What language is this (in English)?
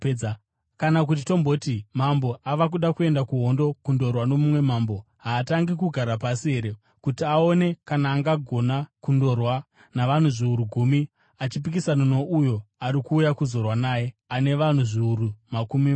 Shona